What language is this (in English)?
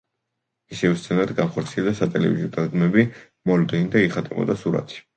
Georgian